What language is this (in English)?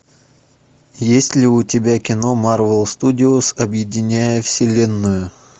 Russian